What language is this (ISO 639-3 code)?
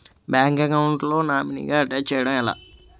tel